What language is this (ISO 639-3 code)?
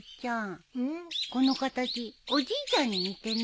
jpn